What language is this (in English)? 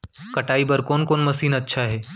Chhattisgarhi